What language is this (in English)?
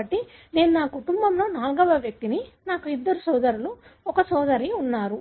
Telugu